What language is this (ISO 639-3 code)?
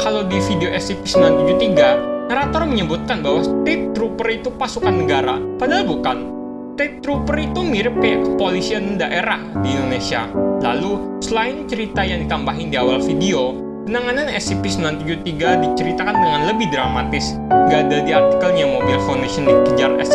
ind